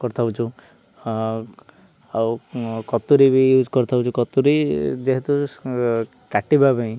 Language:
Odia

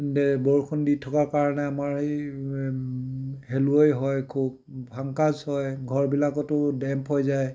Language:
Assamese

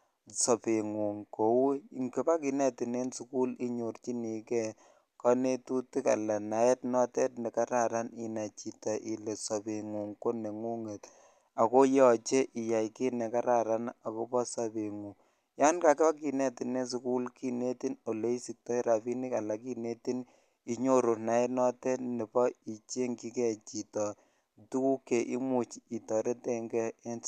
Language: Kalenjin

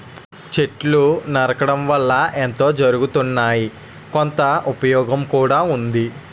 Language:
Telugu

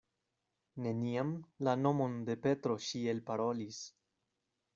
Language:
Esperanto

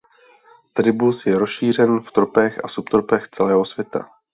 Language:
Czech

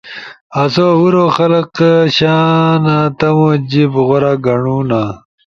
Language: Ushojo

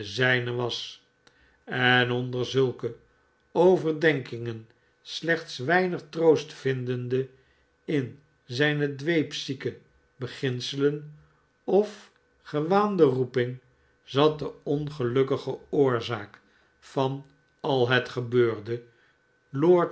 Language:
Dutch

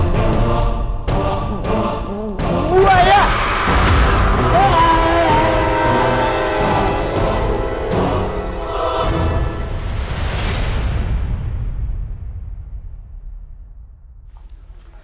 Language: Indonesian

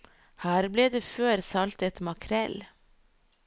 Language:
Norwegian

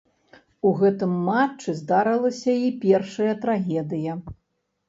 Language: Belarusian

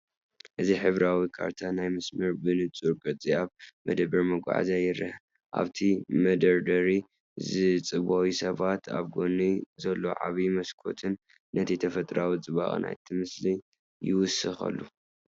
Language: Tigrinya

